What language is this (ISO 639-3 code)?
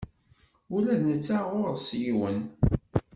kab